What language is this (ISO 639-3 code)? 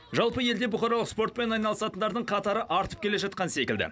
kaz